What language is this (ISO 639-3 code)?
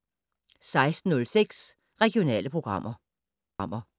dan